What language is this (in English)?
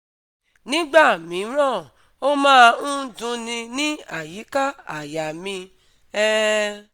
Yoruba